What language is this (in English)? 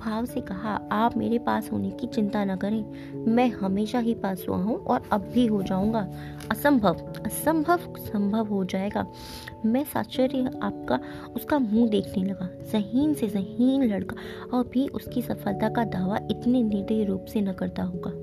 Hindi